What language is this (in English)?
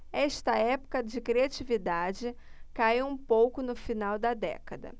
Portuguese